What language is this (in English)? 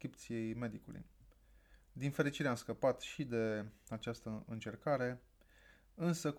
Romanian